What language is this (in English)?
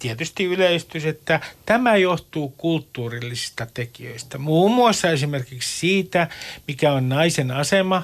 Finnish